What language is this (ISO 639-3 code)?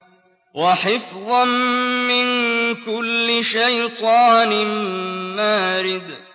ara